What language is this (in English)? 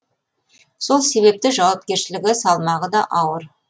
Kazakh